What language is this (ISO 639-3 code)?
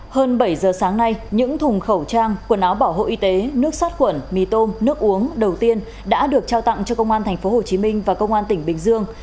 vie